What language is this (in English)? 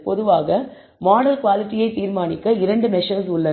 Tamil